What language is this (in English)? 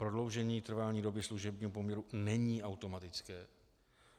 Czech